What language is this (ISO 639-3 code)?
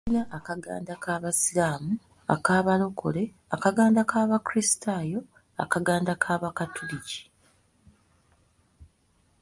lug